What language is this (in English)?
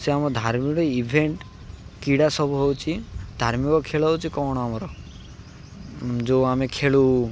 Odia